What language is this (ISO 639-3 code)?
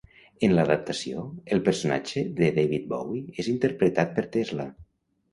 cat